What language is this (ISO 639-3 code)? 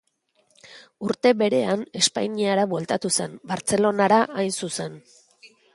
eus